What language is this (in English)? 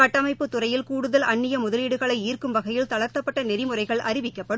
Tamil